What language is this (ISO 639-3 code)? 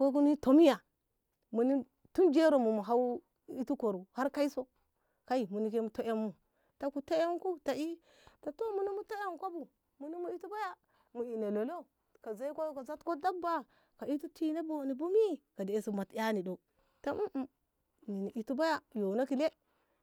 nbh